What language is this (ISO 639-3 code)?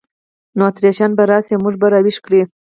pus